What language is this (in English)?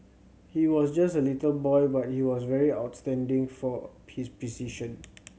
English